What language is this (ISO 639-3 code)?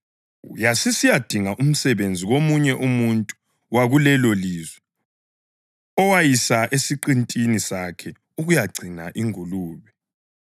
nde